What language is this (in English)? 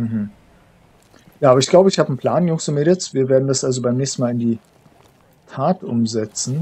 German